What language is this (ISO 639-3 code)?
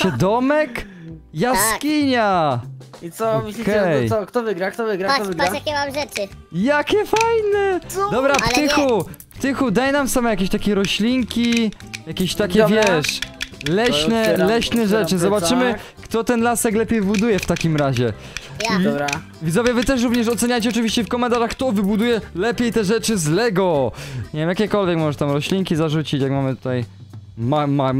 pol